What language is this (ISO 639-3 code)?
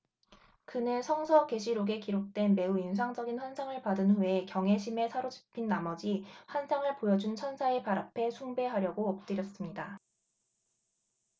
kor